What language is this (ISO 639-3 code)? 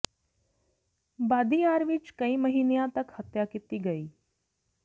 pan